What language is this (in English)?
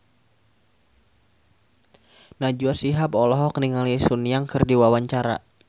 Sundanese